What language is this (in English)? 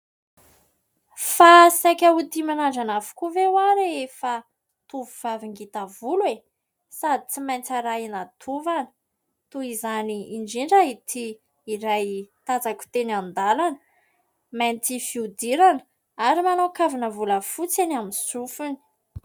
Malagasy